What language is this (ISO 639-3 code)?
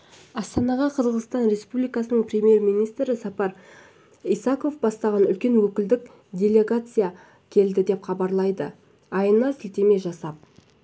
kaz